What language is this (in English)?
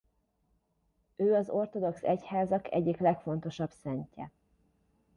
Hungarian